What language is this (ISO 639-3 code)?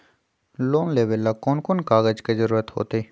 mag